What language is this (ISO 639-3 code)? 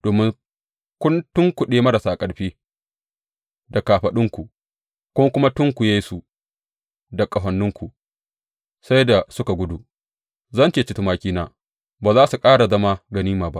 hau